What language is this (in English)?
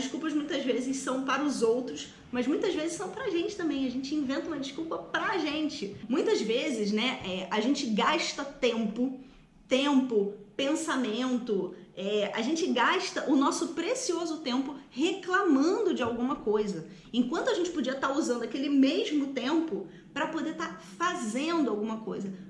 Portuguese